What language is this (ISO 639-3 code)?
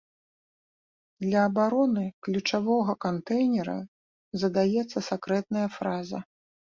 bel